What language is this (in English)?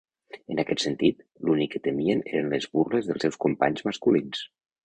Catalan